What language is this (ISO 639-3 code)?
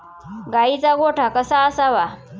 mar